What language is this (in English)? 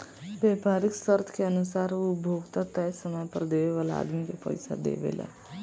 Bhojpuri